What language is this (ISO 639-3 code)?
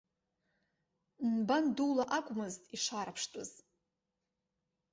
abk